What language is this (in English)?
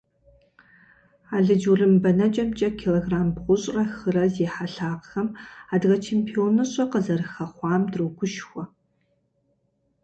Kabardian